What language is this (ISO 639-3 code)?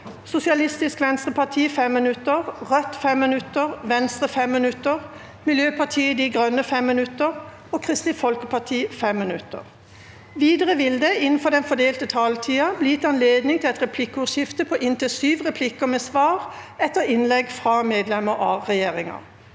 nor